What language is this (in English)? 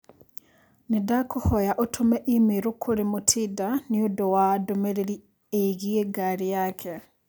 Kikuyu